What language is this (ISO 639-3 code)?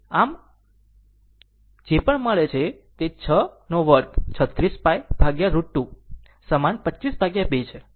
guj